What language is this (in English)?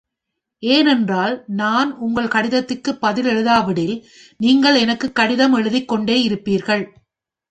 Tamil